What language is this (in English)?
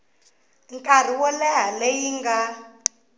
Tsonga